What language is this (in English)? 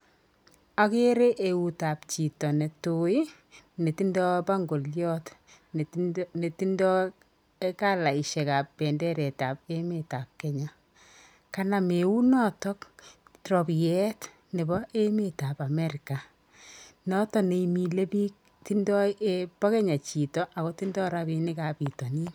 Kalenjin